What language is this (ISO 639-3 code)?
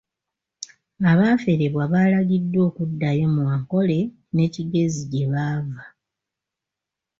lug